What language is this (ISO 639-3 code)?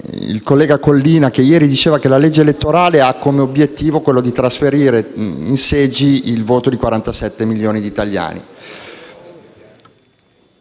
ita